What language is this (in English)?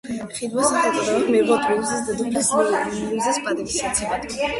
Georgian